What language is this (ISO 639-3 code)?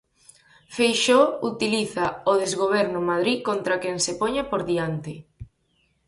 glg